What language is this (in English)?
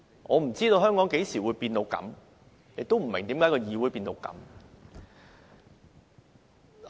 Cantonese